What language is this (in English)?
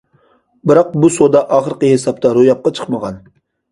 Uyghur